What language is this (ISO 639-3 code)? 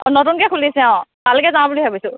asm